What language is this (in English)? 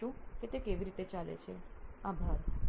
Gujarati